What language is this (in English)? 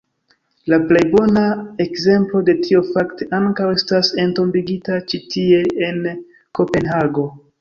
Esperanto